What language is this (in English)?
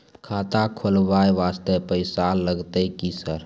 Maithili